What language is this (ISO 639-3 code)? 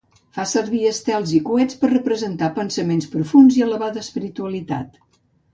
cat